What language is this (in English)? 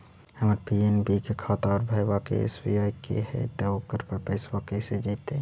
Magahi